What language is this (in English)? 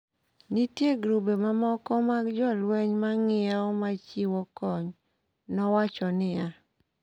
Luo (Kenya and Tanzania)